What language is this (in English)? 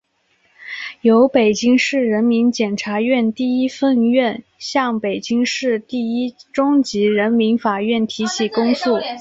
Chinese